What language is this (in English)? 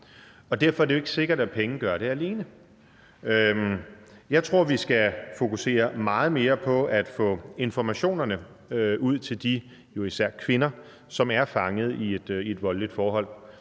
Danish